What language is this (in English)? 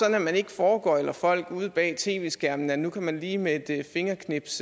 Danish